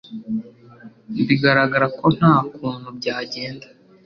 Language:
Kinyarwanda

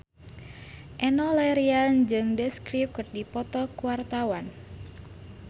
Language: Sundanese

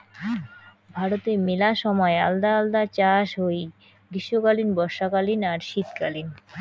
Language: Bangla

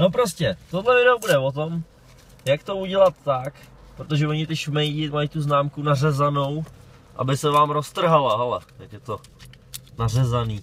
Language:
Czech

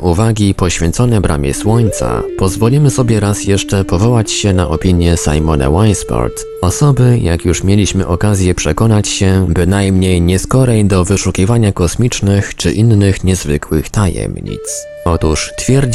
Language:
Polish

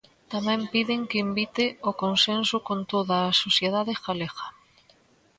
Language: Galician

